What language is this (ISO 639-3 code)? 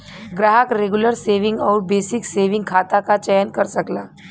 bho